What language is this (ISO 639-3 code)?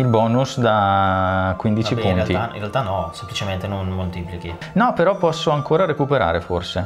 ita